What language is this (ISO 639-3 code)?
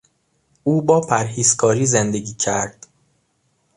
fas